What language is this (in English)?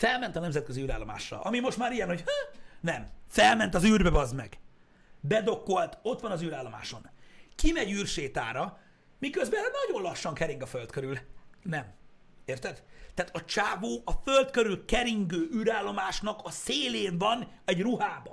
Hungarian